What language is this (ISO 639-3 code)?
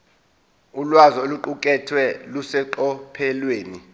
zul